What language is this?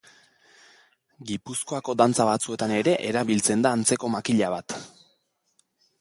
Basque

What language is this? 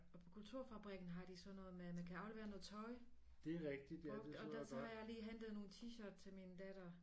Danish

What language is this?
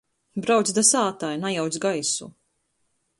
Latgalian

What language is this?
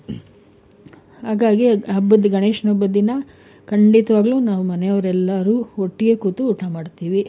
Kannada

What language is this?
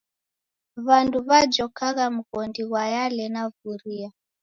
Taita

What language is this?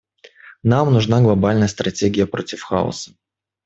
Russian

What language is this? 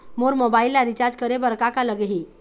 Chhattisgarhi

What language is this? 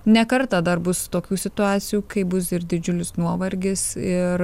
Lithuanian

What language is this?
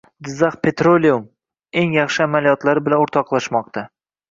Uzbek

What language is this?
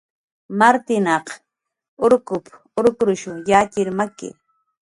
Jaqaru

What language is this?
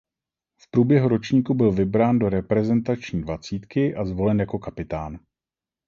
Czech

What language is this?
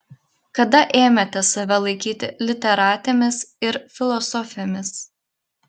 Lithuanian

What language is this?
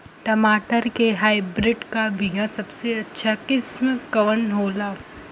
Bhojpuri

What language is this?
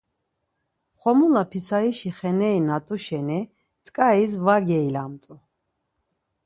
Laz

